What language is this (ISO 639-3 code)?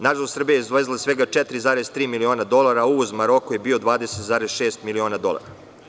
srp